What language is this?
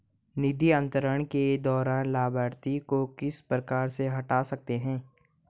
Hindi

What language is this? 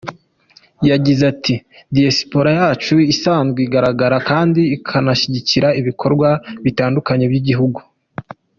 Kinyarwanda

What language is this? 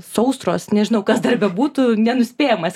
Lithuanian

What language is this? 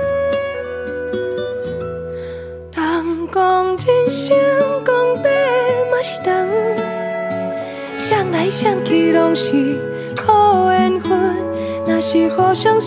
Chinese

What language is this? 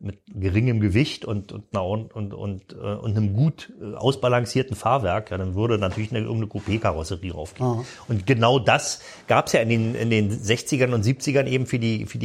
German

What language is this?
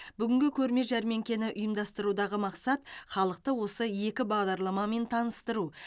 Kazakh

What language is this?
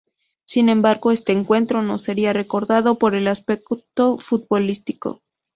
Spanish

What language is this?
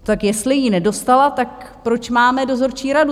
Czech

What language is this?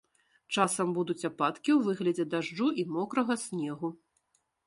Belarusian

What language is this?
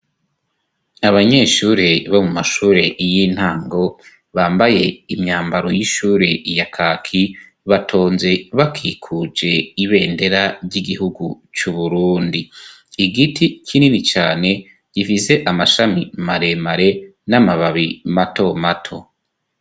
Rundi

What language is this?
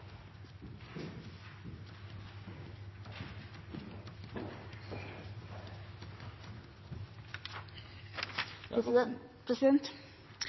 Norwegian Nynorsk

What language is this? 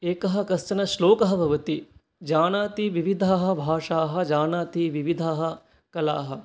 Sanskrit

